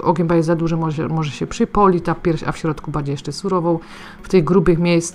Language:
Polish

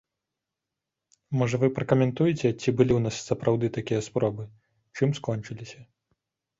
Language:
Belarusian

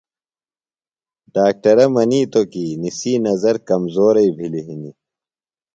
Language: Phalura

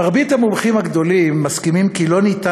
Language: Hebrew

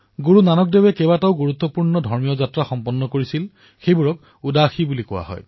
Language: Assamese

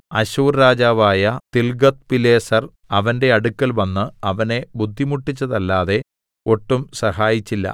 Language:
Malayalam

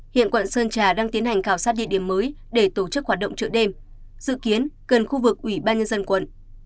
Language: Vietnamese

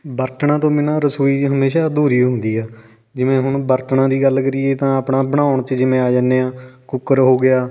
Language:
Punjabi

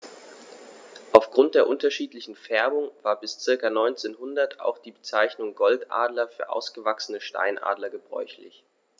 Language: German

